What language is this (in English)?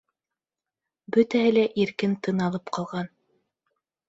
Bashkir